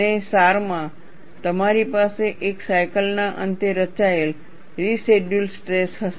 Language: Gujarati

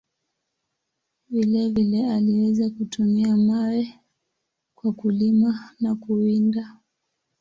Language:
Swahili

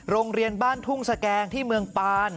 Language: Thai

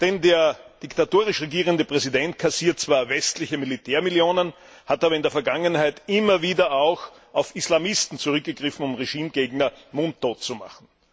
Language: German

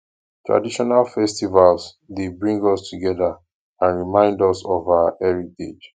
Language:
Nigerian Pidgin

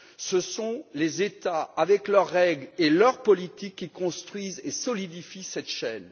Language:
French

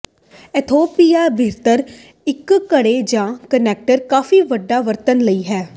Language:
Punjabi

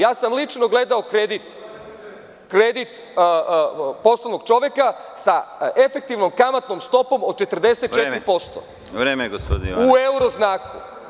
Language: Serbian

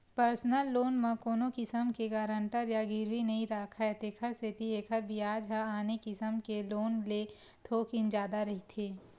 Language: Chhattisgarhi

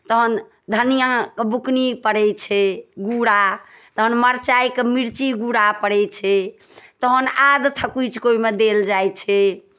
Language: Maithili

